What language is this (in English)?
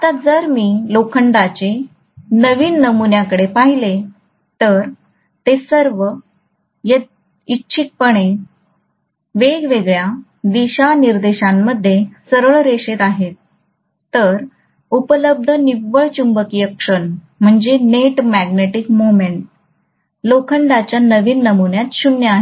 Marathi